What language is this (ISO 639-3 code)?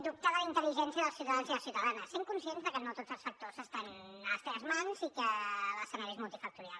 cat